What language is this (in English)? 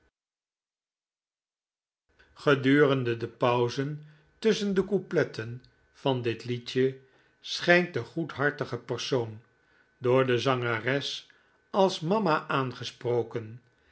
Dutch